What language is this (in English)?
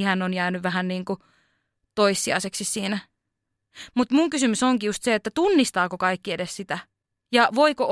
Finnish